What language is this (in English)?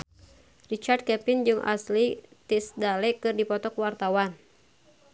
Sundanese